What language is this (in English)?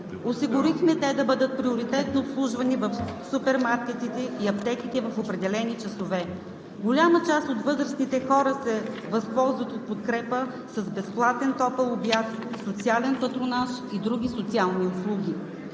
Bulgarian